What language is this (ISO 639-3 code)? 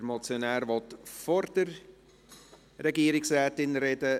gsw